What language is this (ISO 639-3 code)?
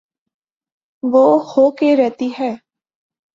urd